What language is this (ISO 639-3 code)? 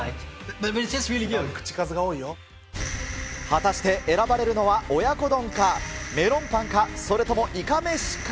jpn